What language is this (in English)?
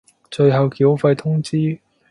Cantonese